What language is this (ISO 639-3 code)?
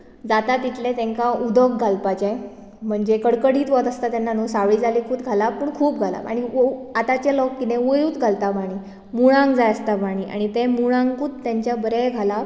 kok